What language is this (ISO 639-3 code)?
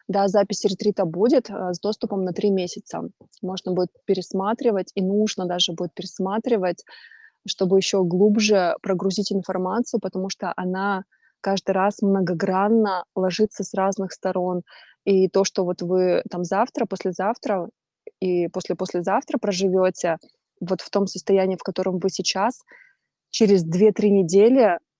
rus